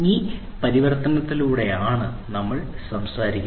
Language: Malayalam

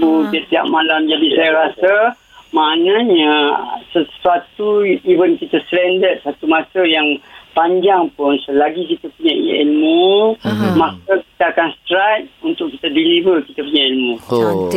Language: Malay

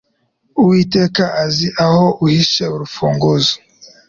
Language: Kinyarwanda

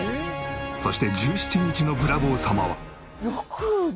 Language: Japanese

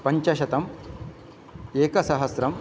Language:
Sanskrit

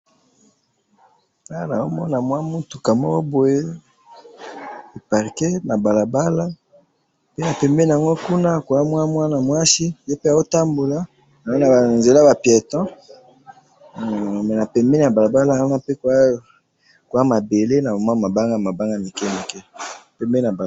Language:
Lingala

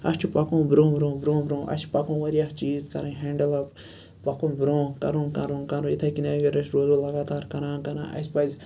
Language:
Kashmiri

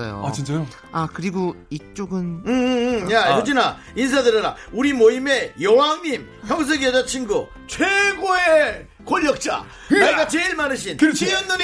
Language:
Korean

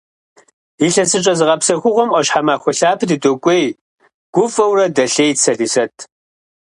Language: Kabardian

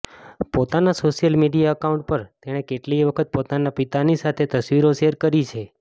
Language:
Gujarati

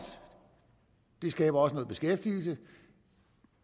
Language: Danish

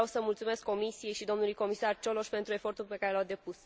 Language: Romanian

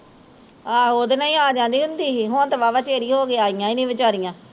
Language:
Punjabi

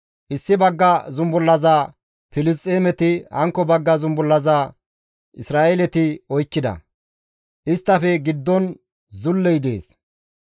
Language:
Gamo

